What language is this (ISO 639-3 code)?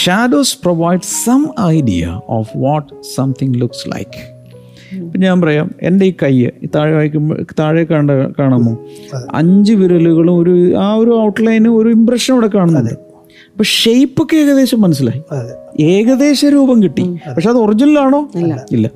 mal